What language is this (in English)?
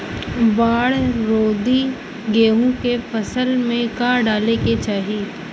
Bhojpuri